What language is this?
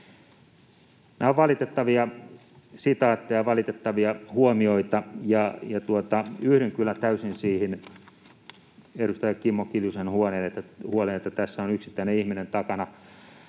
Finnish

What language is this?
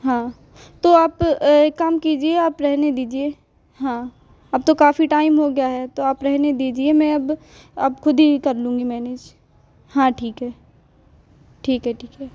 Hindi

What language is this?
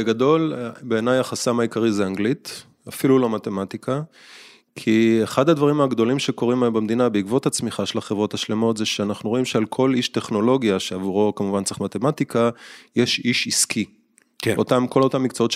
Hebrew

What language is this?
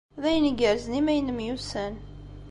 Kabyle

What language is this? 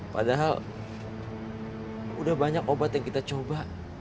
Indonesian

